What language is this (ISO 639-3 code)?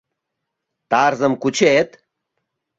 chm